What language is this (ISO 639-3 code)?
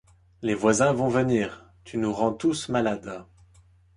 fra